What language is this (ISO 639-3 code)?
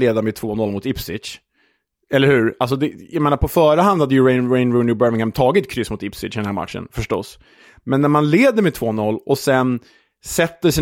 swe